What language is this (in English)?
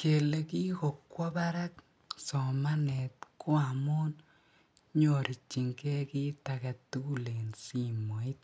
Kalenjin